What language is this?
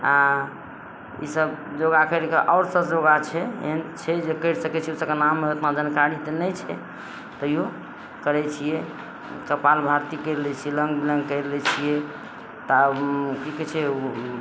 Maithili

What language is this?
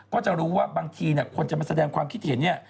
Thai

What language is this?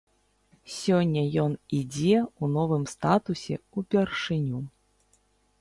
Belarusian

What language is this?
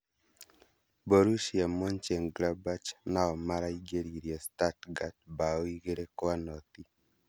Kikuyu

